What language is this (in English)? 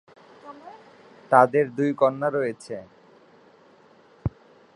Bangla